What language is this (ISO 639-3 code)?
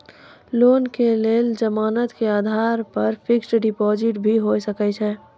mai